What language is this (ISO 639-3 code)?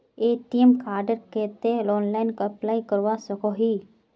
mag